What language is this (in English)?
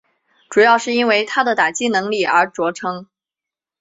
Chinese